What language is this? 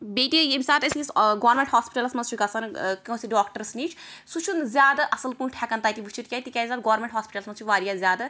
Kashmiri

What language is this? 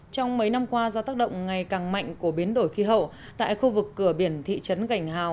Vietnamese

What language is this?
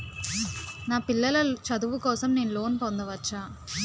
Telugu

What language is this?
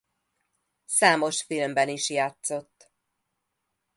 Hungarian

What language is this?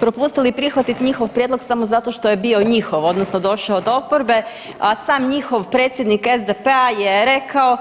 Croatian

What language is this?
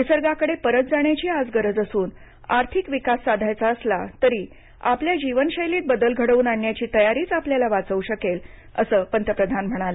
Marathi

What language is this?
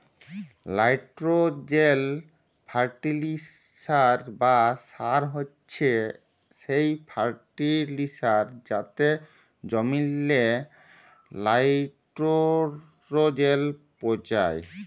Bangla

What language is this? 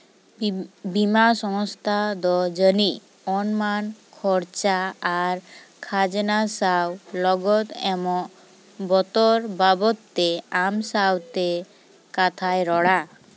Santali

